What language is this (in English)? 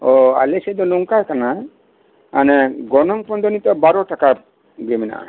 Santali